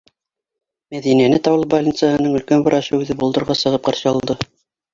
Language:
Bashkir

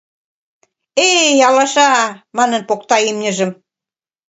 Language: Mari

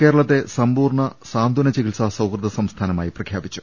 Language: Malayalam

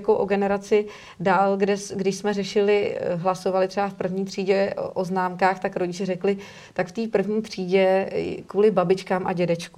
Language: Czech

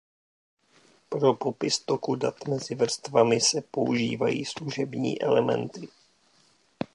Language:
Czech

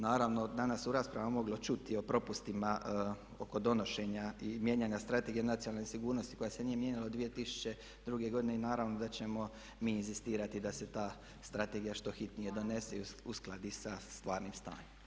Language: Croatian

